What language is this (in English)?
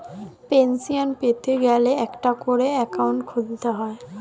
Bangla